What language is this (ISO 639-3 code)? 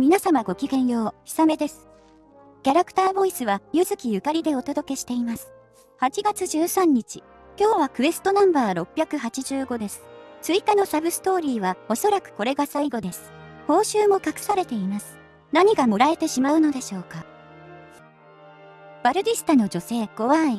jpn